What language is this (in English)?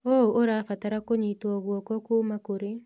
Kikuyu